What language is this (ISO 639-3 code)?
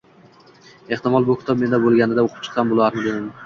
uzb